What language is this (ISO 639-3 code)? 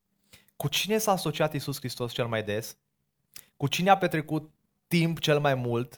ron